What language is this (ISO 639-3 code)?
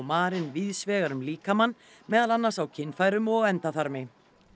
isl